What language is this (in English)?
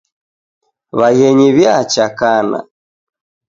Taita